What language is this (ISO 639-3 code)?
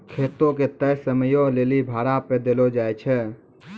mai